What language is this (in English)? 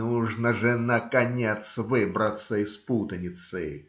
Russian